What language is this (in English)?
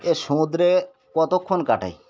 Bangla